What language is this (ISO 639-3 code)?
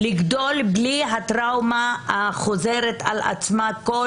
heb